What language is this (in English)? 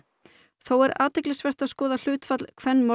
Icelandic